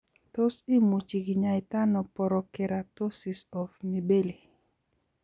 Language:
Kalenjin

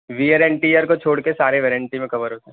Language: Urdu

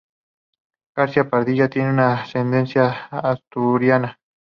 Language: Spanish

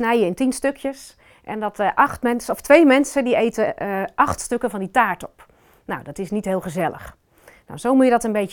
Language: Dutch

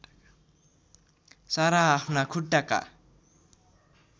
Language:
Nepali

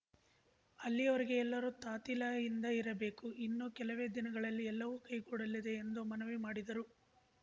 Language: Kannada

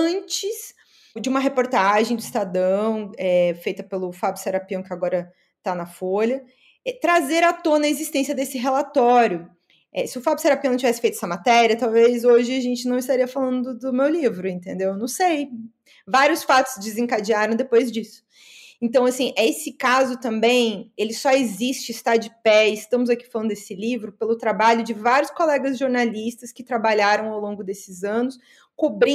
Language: Portuguese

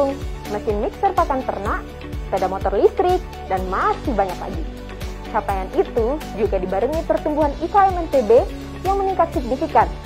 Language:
Indonesian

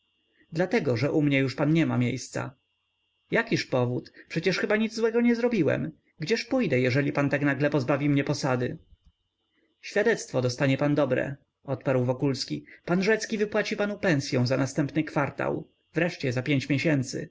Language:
Polish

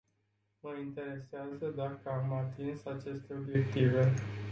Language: Romanian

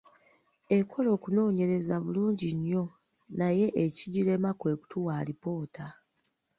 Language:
Ganda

